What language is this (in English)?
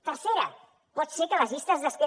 Catalan